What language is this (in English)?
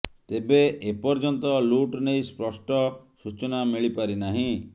Odia